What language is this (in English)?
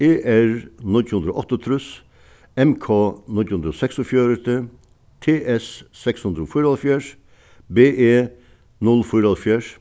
Faroese